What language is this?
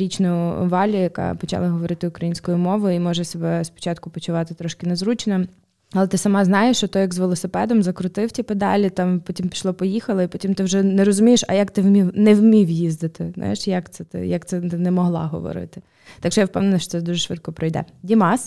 Ukrainian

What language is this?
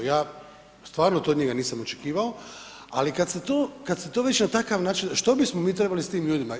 Croatian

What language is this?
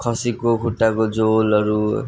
Nepali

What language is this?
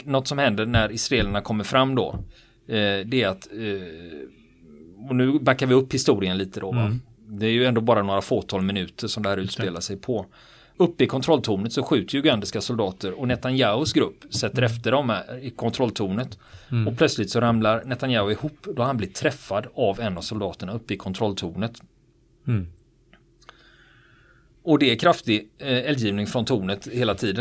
Swedish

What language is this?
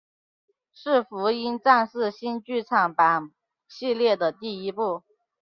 Chinese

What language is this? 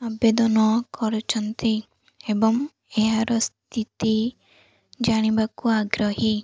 Odia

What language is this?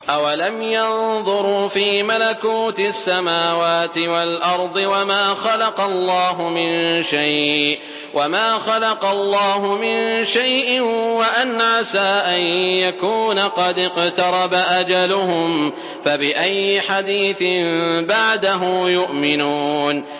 Arabic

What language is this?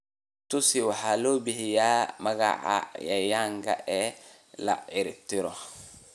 Somali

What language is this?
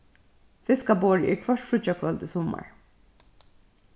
Faroese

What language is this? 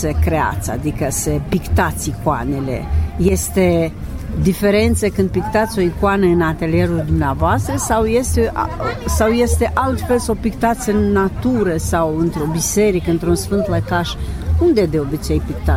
Romanian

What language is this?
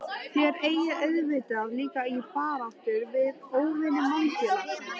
Icelandic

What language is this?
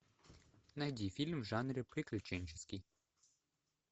Russian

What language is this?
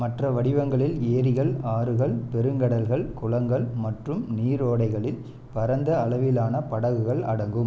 Tamil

